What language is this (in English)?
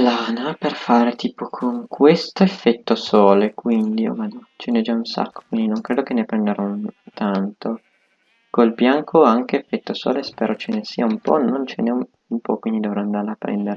Italian